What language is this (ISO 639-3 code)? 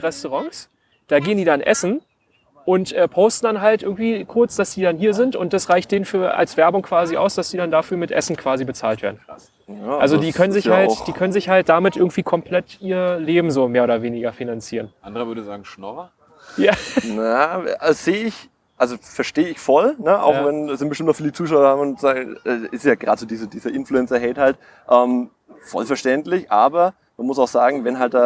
deu